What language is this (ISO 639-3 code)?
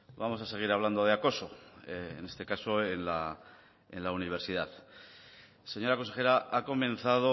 spa